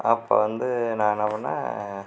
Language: Tamil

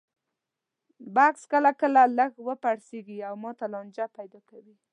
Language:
Pashto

